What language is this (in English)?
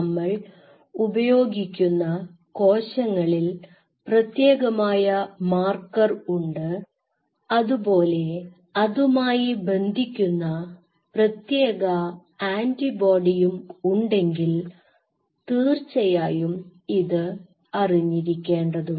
Malayalam